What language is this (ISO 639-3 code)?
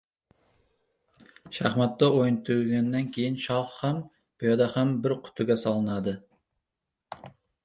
uzb